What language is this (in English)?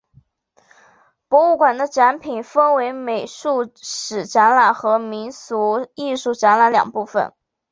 Chinese